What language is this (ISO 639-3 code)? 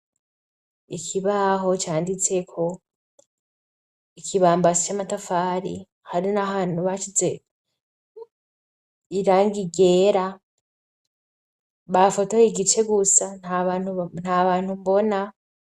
run